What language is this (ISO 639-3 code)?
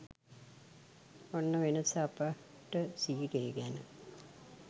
sin